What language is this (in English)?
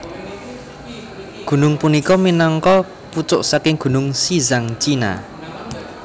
Javanese